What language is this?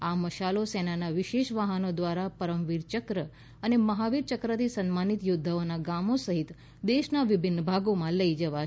Gujarati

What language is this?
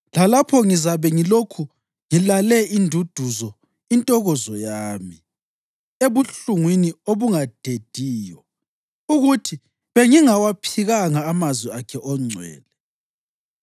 North Ndebele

